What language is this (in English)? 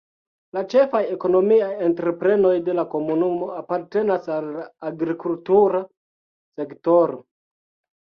Esperanto